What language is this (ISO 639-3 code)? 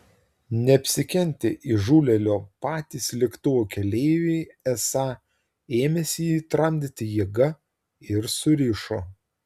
lit